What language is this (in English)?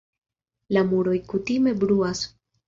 Esperanto